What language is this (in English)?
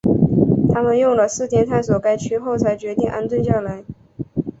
Chinese